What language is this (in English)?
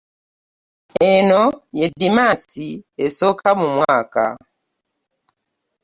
Ganda